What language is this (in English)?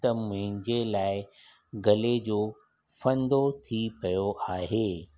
Sindhi